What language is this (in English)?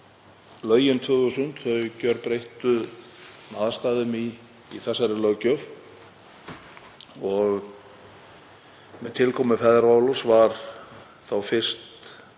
Icelandic